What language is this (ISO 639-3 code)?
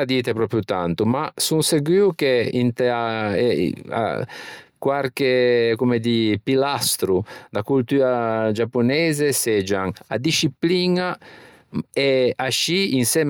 lij